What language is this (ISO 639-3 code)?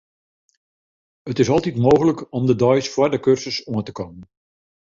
fry